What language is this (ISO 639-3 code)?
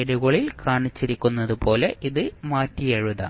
mal